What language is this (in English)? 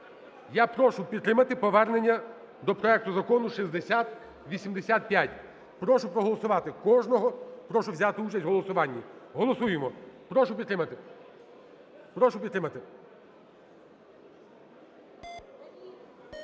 Ukrainian